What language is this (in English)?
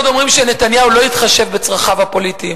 Hebrew